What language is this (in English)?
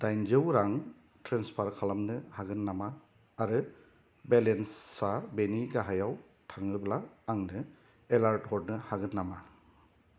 Bodo